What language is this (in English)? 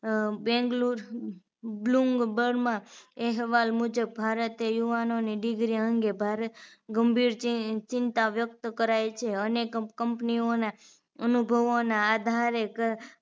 Gujarati